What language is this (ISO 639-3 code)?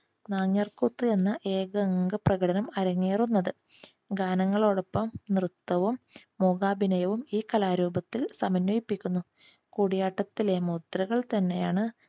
mal